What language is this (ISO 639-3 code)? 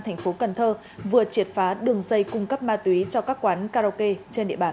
vie